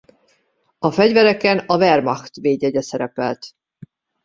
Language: Hungarian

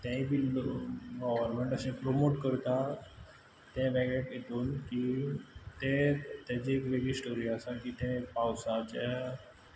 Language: Konkani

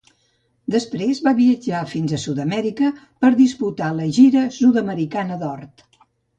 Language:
Catalan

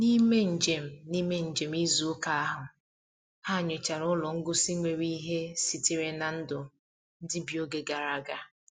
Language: Igbo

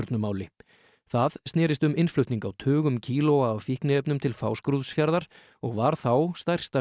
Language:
Icelandic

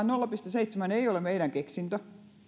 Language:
Finnish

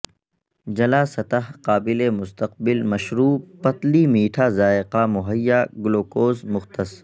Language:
Urdu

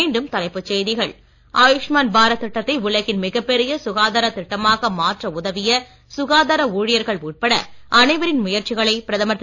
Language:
Tamil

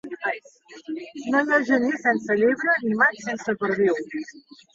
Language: Catalan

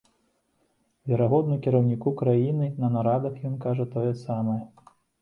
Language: Belarusian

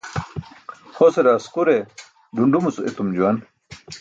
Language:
Burushaski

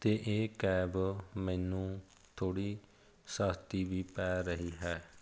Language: Punjabi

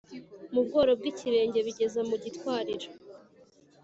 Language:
Kinyarwanda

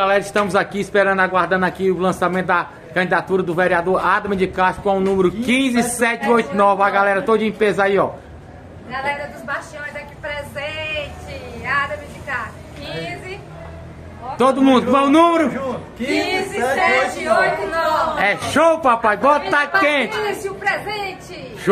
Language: Portuguese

